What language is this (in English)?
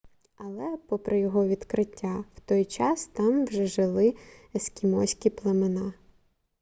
Ukrainian